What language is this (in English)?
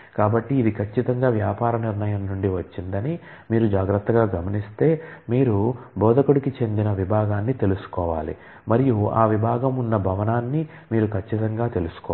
Telugu